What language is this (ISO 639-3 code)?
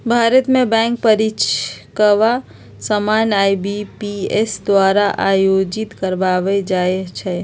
mag